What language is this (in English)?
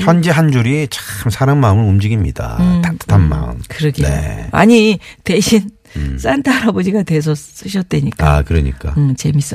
Korean